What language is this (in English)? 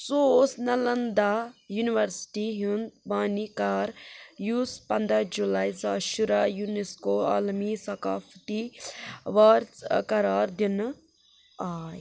Kashmiri